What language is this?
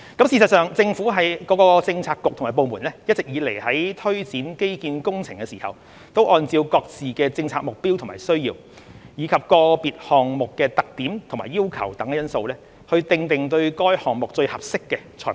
Cantonese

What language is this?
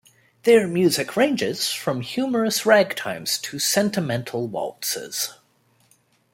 English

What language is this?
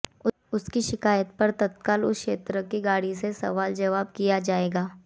Hindi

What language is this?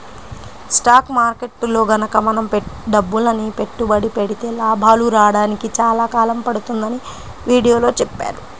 Telugu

